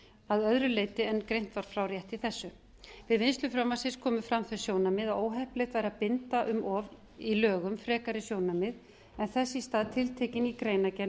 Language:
Icelandic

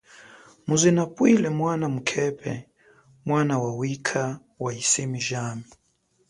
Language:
Chokwe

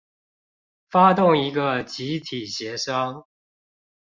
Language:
Chinese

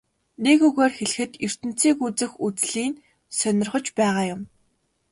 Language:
Mongolian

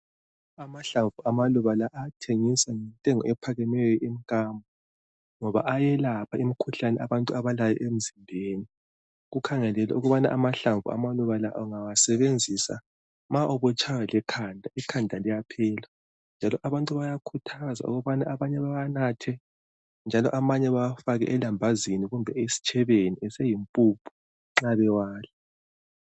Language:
North Ndebele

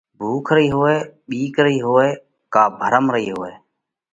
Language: Parkari Koli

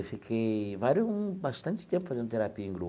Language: Portuguese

